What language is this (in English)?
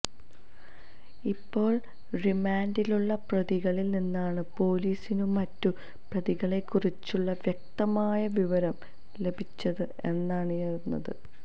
Malayalam